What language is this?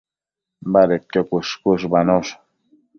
Matsés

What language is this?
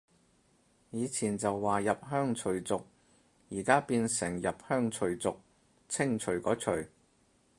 Cantonese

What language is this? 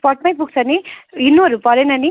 Nepali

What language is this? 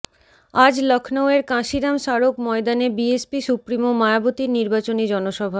Bangla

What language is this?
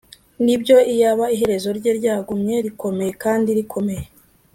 Kinyarwanda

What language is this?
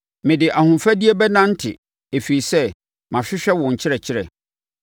Akan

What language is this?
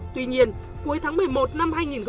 Vietnamese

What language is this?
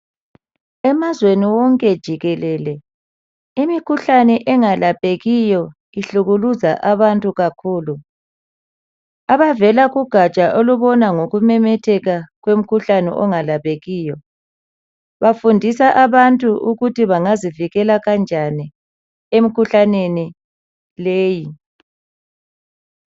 North Ndebele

